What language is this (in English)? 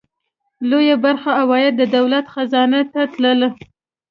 Pashto